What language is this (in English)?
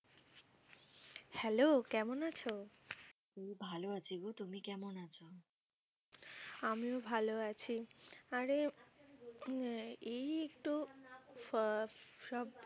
Bangla